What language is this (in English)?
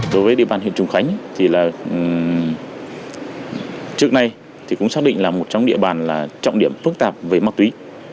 Vietnamese